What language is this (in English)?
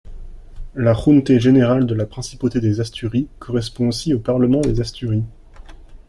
French